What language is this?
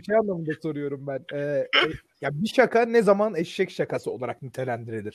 Turkish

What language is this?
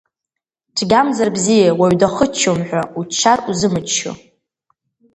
Abkhazian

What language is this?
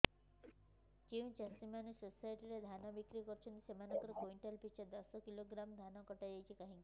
Odia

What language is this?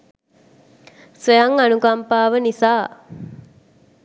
Sinhala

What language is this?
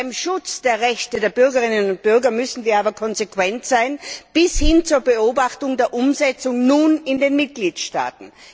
German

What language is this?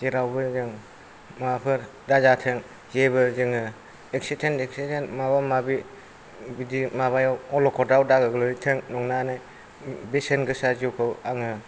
Bodo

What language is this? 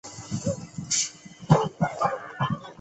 Chinese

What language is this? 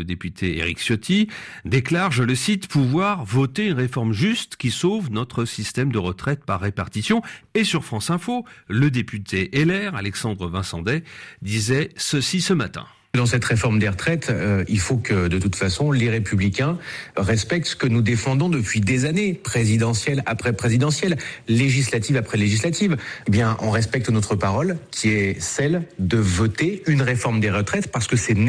French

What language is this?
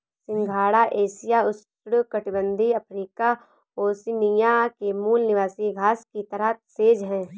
Hindi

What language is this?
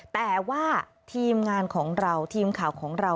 Thai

